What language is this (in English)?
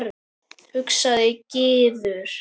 Icelandic